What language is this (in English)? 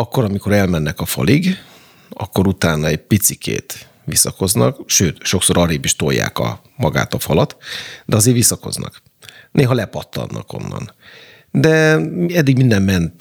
Hungarian